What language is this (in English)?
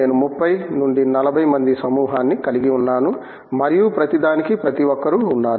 Telugu